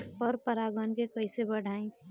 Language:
Bhojpuri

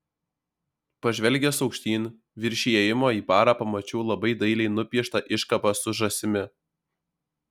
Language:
Lithuanian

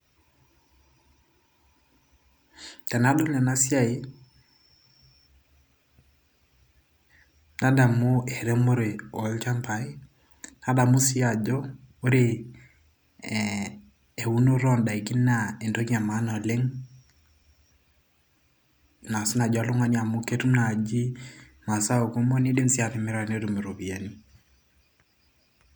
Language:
Masai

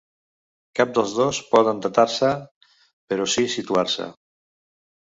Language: Catalan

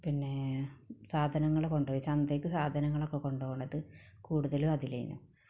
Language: Malayalam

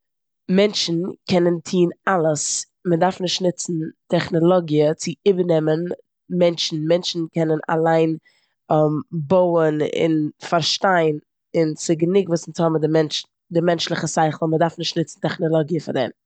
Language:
Yiddish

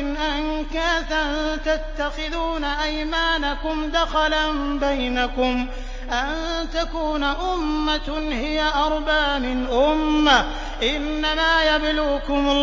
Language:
Arabic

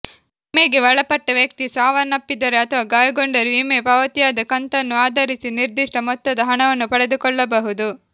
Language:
Kannada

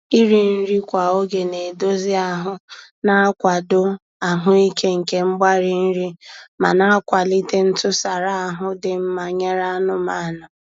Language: Igbo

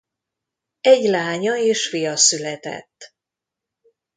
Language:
Hungarian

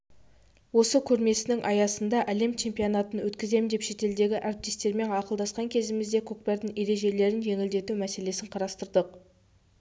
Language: Kazakh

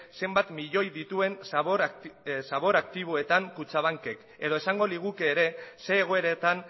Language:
Basque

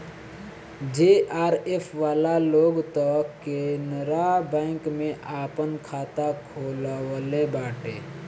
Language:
Bhojpuri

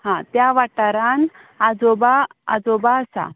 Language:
Konkani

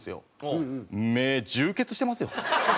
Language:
Japanese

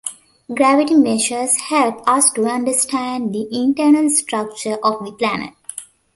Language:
English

